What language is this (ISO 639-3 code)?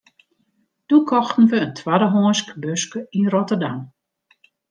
fry